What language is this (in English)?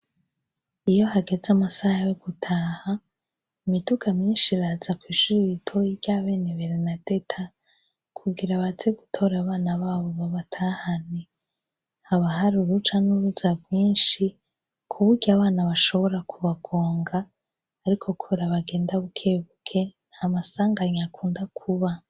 Rundi